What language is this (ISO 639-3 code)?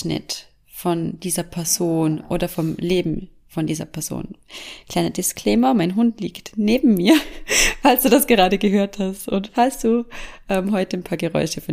deu